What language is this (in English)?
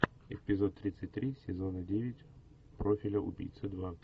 Russian